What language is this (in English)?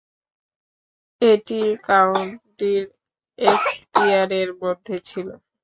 Bangla